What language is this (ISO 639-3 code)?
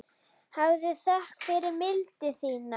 isl